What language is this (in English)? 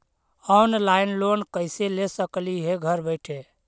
Magahi